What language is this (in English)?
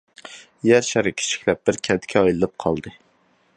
Uyghur